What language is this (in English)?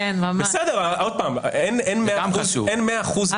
Hebrew